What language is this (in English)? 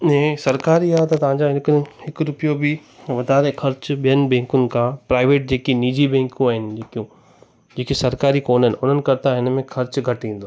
Sindhi